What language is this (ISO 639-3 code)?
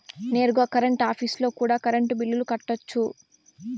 tel